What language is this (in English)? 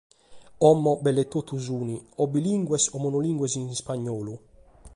Sardinian